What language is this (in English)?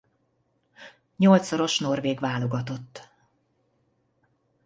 Hungarian